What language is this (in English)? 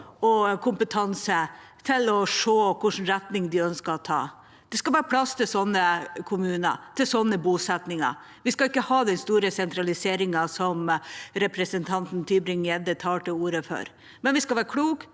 Norwegian